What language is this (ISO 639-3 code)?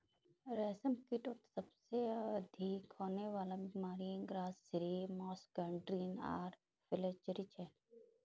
mag